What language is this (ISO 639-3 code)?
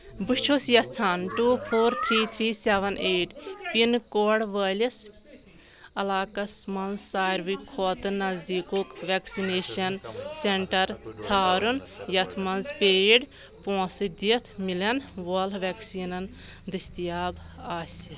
kas